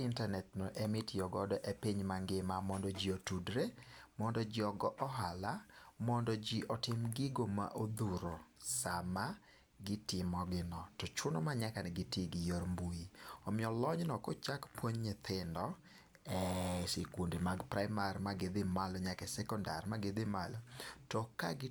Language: Luo (Kenya and Tanzania)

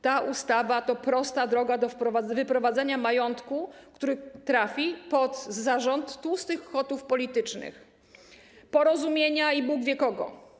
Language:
Polish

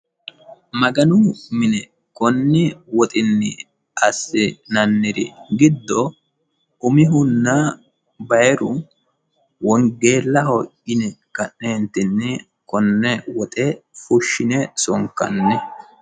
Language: Sidamo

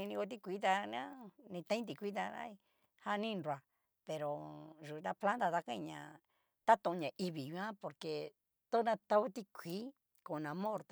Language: Cacaloxtepec Mixtec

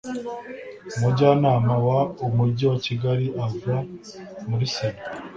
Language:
Kinyarwanda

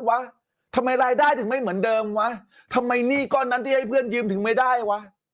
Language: Thai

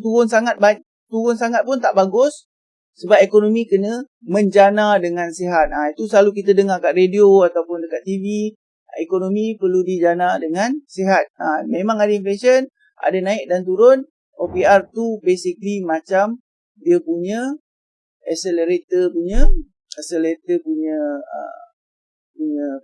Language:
Malay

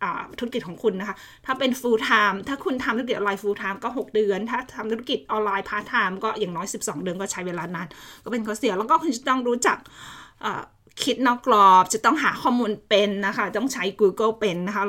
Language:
Thai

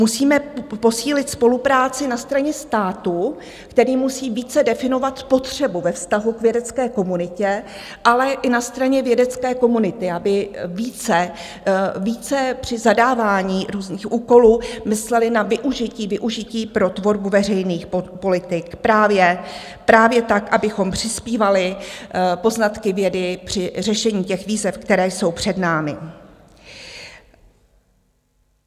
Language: Czech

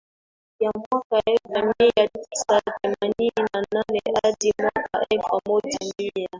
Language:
Swahili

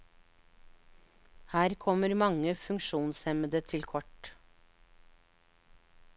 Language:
Norwegian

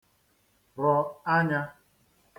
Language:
Igbo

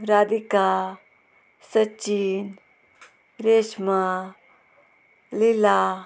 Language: Konkani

